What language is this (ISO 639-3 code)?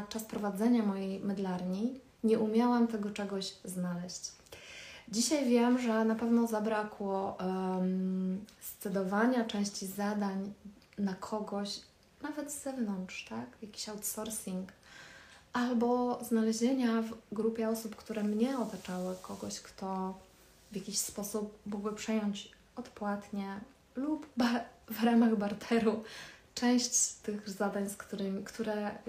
pol